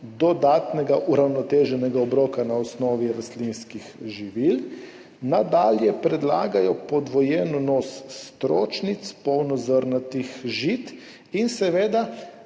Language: Slovenian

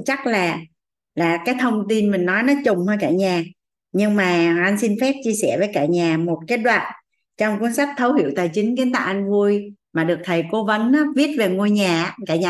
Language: Vietnamese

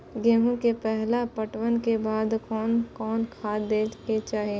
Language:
Maithili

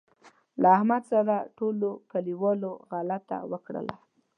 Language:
Pashto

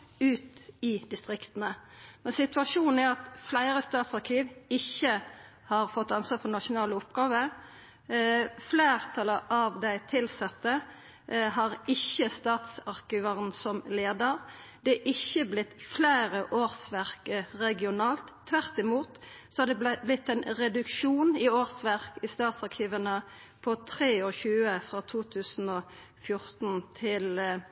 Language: Norwegian Nynorsk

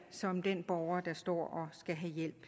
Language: Danish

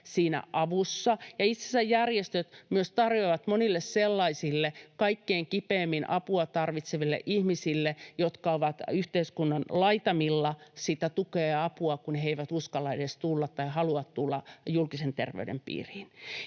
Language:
Finnish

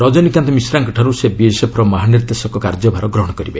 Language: Odia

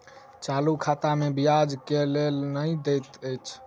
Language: Maithili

